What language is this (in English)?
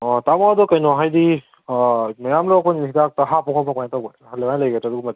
Manipuri